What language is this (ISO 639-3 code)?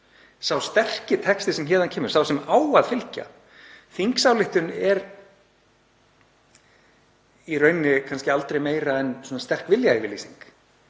isl